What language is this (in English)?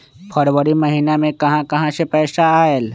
Magahi